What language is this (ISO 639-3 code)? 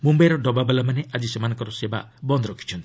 ori